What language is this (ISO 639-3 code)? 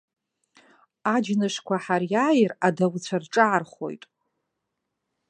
abk